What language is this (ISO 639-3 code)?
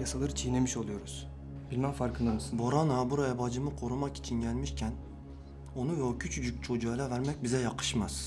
tur